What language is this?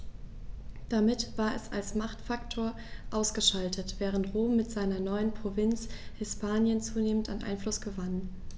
German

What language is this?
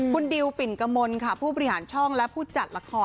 Thai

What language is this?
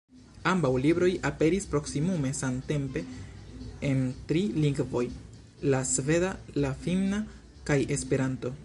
Esperanto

